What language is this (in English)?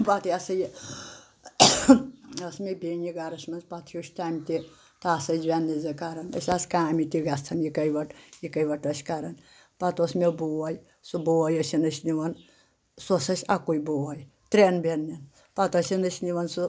Kashmiri